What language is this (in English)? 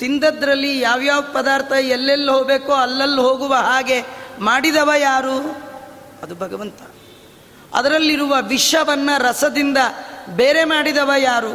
Kannada